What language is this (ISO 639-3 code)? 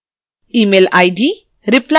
hin